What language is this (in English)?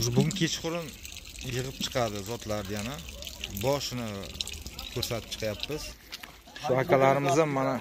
Turkish